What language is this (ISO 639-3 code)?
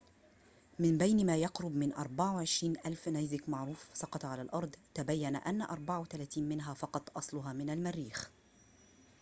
ara